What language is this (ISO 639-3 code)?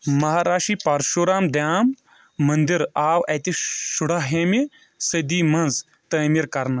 kas